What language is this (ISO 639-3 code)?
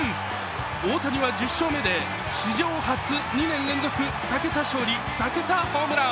jpn